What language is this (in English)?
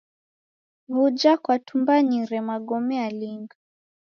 Taita